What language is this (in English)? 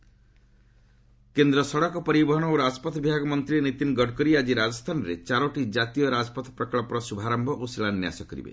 Odia